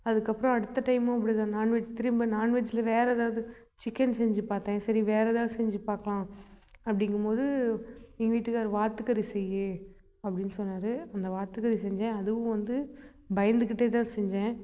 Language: Tamil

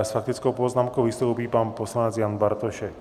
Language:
Czech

